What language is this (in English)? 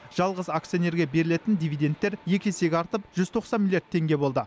Kazakh